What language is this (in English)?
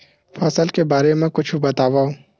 Chhattisgarhi